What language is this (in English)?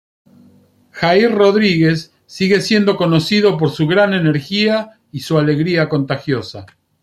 Spanish